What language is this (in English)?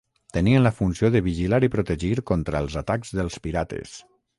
Catalan